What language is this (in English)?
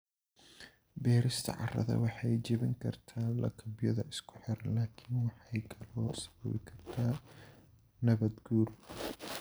Somali